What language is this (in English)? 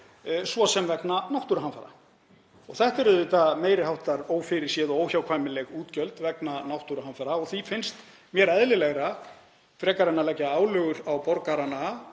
Icelandic